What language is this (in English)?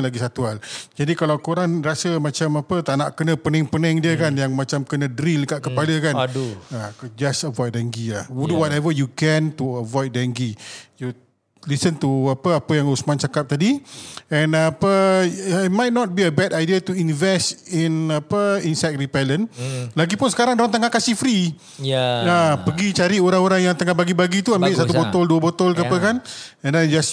Malay